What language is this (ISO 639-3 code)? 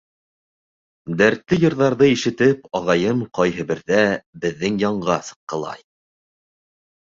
bak